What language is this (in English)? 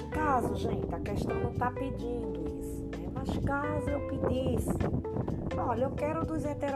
Portuguese